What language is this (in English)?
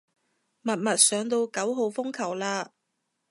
Cantonese